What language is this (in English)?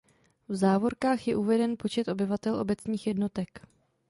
Czech